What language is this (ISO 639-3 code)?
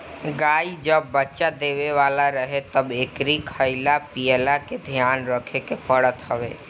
bho